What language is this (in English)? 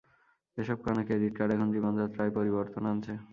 Bangla